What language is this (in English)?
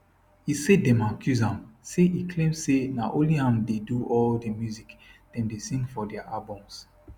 Nigerian Pidgin